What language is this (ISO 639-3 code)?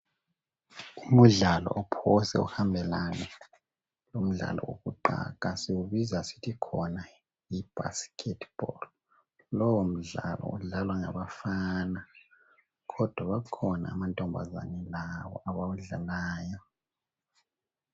nde